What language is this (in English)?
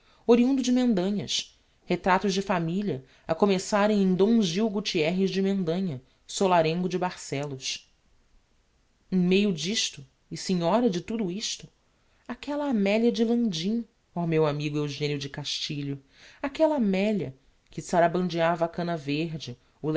Portuguese